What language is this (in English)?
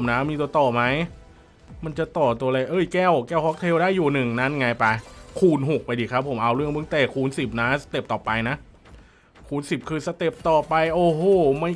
Thai